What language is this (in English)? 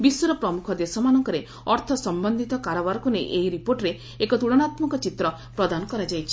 Odia